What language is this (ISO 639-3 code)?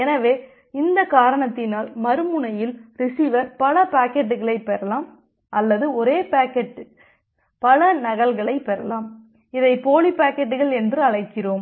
tam